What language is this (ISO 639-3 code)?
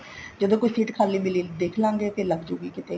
pan